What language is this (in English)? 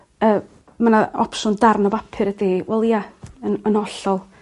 Welsh